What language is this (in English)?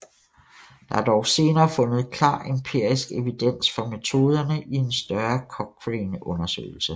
Danish